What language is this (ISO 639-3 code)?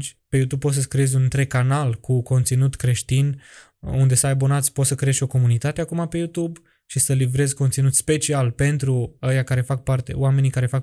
ron